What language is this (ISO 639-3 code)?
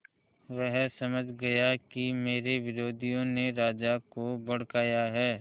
hin